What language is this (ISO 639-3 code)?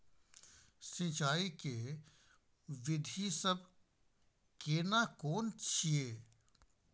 mai